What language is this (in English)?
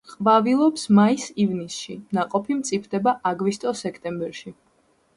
Georgian